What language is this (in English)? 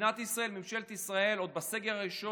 Hebrew